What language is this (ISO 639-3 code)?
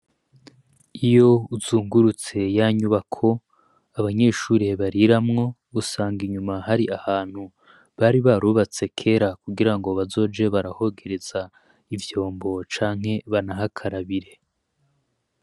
run